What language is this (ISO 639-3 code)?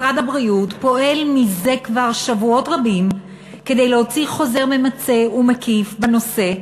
heb